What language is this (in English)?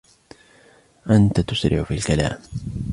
Arabic